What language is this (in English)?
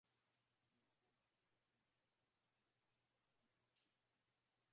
Swahili